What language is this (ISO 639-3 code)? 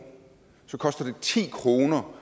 dan